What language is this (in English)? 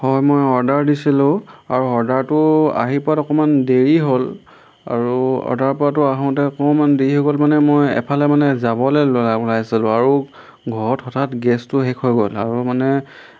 Assamese